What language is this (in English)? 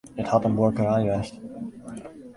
Western Frisian